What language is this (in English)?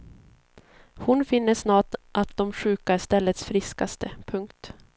Swedish